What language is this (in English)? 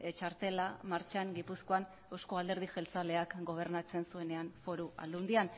Basque